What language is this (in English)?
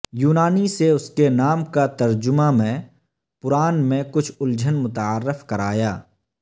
Urdu